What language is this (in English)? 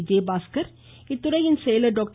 Tamil